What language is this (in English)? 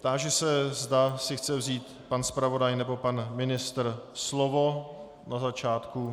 Czech